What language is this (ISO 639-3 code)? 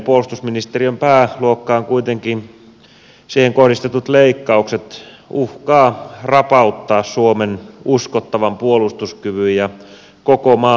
fin